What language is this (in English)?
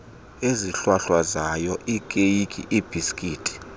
Xhosa